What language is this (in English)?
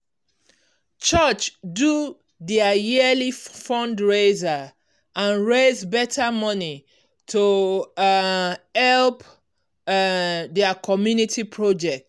Nigerian Pidgin